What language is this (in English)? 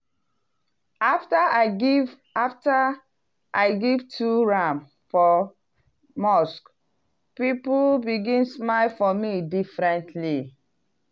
Nigerian Pidgin